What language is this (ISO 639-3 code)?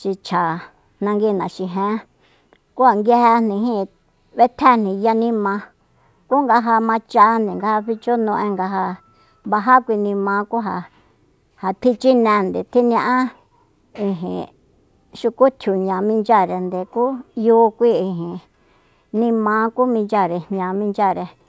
vmp